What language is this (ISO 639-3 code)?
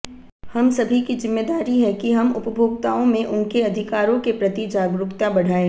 hin